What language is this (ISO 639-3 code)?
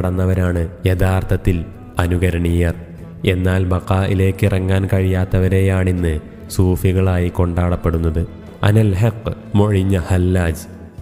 mal